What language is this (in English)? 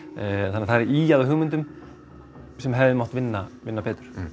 Icelandic